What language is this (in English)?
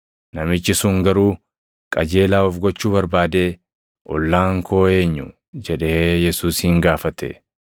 Oromo